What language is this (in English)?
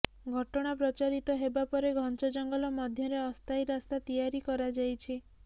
Odia